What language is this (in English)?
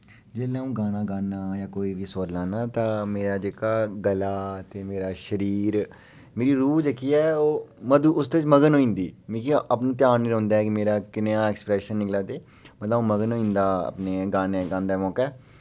Dogri